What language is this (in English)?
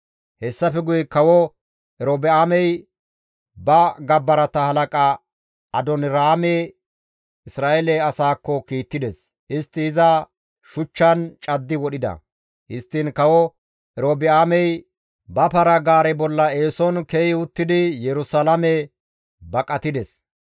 Gamo